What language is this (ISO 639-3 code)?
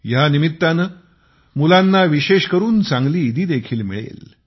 mar